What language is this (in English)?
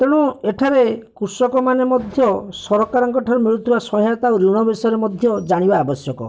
Odia